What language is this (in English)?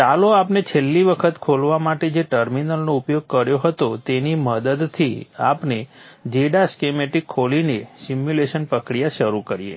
Gujarati